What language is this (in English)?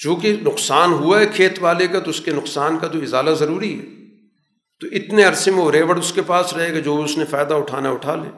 Urdu